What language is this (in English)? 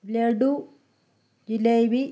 Malayalam